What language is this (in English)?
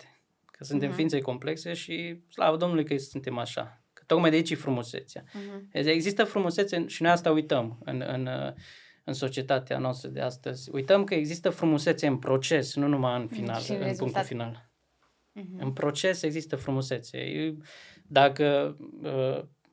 Romanian